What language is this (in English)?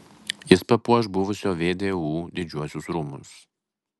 Lithuanian